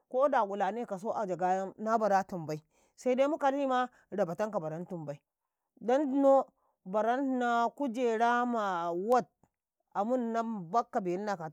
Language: Karekare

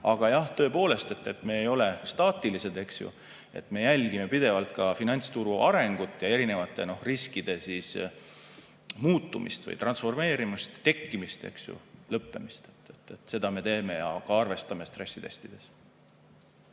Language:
Estonian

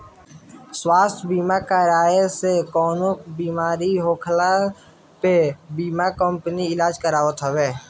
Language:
Bhojpuri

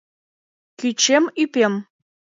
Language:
Mari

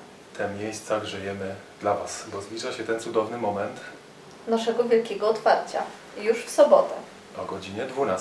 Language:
Polish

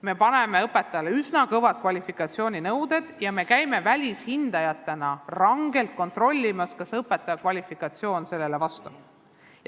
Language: Estonian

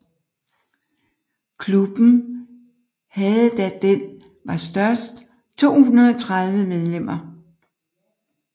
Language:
Danish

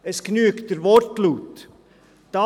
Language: Swiss German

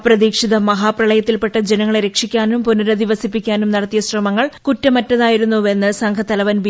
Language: Malayalam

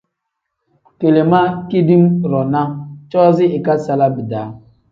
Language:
Tem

